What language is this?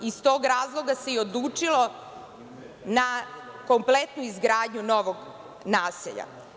Serbian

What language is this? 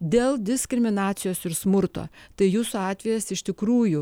Lithuanian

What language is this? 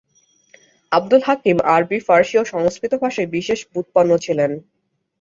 Bangla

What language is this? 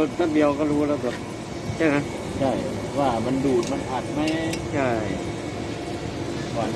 Thai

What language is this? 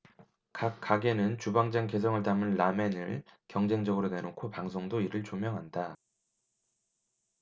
Korean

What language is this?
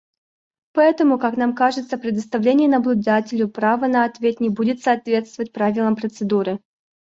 Russian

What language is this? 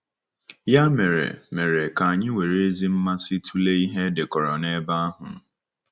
Igbo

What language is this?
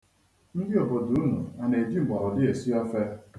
Igbo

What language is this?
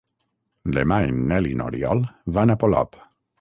Catalan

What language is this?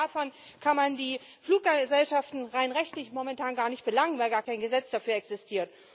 German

